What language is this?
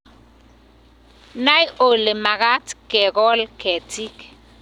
Kalenjin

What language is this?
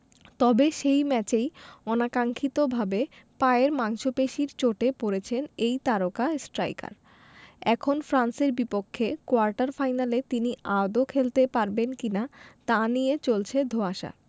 Bangla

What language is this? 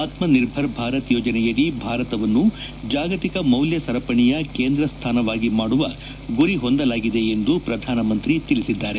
Kannada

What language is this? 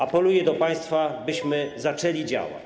Polish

